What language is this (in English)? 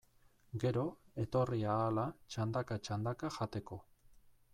Basque